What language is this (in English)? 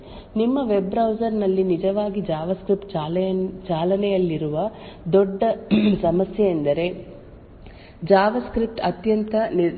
Kannada